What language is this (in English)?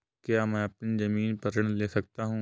Hindi